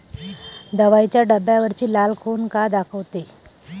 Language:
Marathi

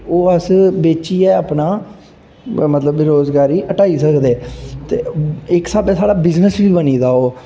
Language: Dogri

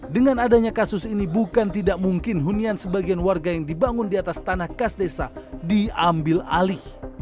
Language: Indonesian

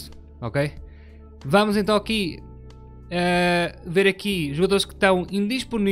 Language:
Portuguese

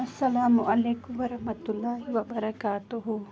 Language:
Kashmiri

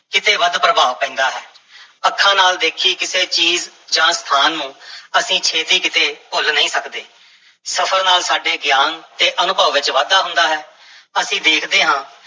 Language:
Punjabi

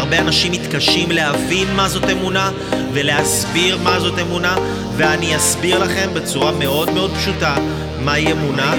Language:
Hebrew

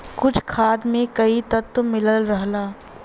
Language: Bhojpuri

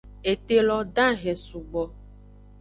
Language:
Aja (Benin)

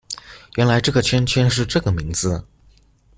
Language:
Chinese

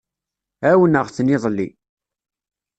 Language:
Kabyle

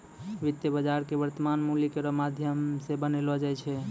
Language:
Maithili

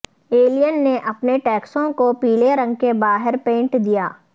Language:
Urdu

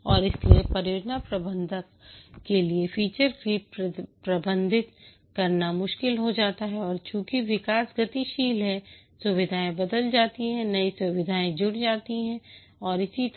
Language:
Hindi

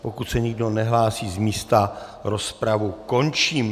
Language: Czech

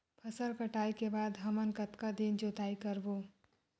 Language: Chhattisgarhi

